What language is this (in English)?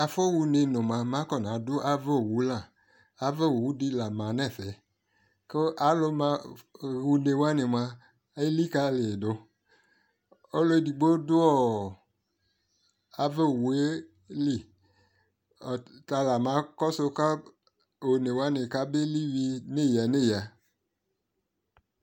Ikposo